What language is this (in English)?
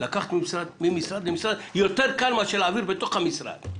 Hebrew